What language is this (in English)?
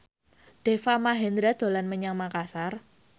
Javanese